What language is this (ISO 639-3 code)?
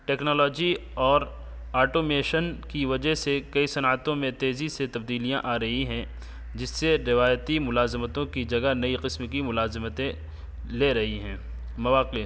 urd